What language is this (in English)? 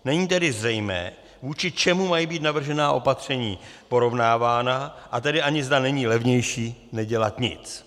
Czech